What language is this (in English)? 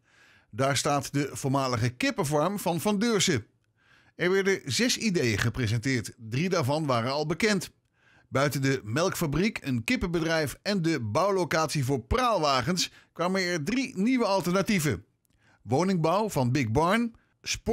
Dutch